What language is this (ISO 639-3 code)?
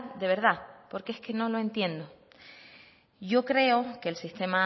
spa